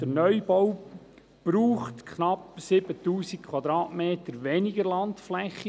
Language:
Swiss German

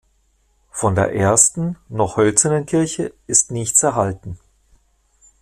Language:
German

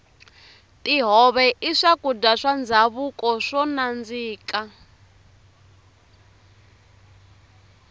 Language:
Tsonga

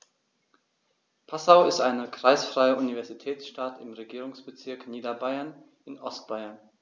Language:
German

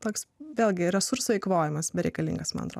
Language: Lithuanian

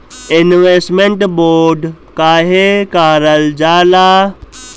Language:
Bhojpuri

